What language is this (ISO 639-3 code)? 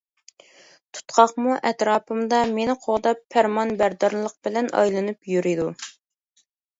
uig